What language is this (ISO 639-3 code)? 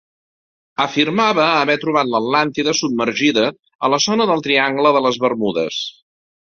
cat